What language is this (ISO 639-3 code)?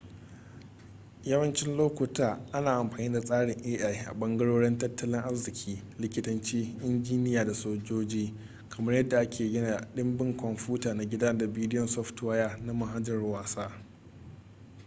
hau